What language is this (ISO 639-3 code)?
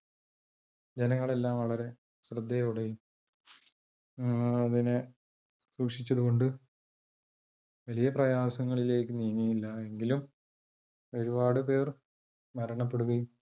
mal